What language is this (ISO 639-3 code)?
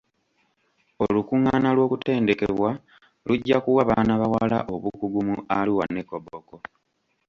lug